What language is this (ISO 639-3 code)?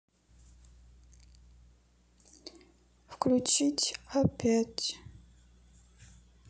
rus